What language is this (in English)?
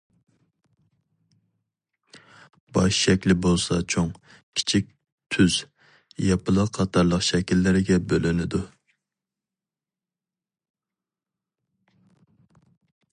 Uyghur